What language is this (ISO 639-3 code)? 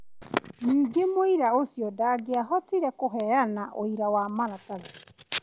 kik